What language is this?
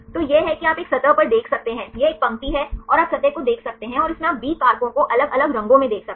Hindi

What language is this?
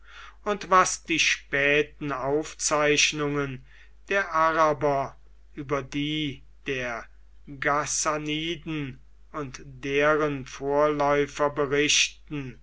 German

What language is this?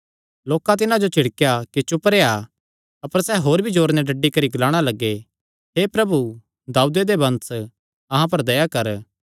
Kangri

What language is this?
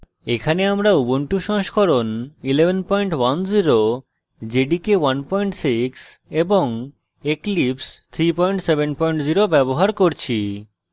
Bangla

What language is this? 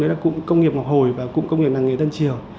Vietnamese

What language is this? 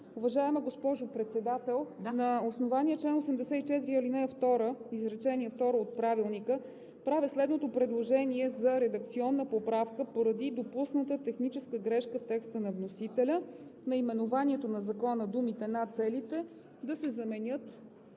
Bulgarian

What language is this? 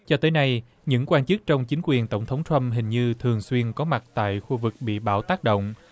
Vietnamese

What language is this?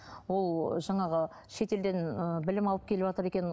Kazakh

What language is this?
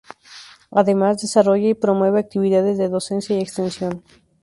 Spanish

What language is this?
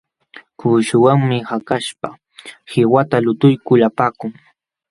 Jauja Wanca Quechua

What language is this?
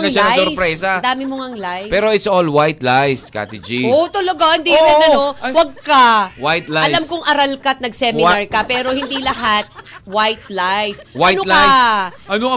Filipino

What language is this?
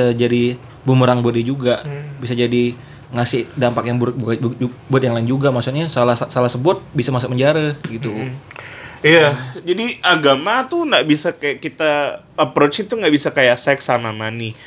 Indonesian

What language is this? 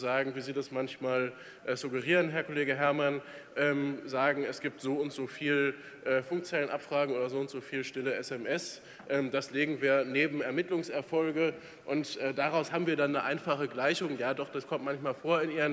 German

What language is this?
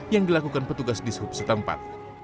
Indonesian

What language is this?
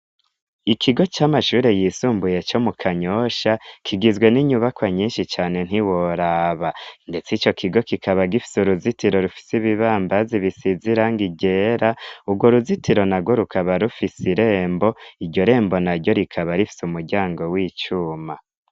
Rundi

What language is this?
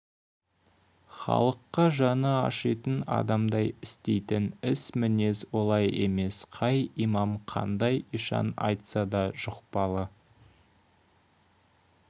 Kazakh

